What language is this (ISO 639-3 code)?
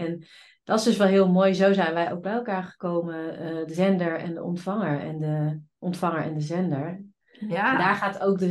nld